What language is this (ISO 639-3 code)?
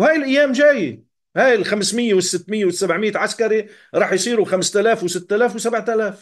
ara